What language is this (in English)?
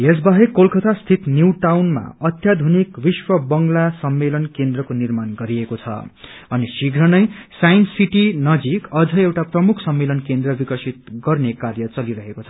Nepali